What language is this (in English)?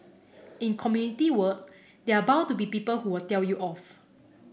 English